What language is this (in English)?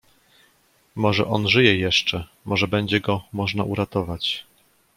Polish